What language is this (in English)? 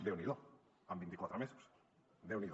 Catalan